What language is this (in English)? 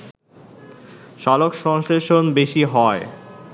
Bangla